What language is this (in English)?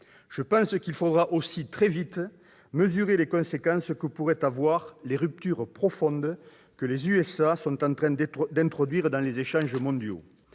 French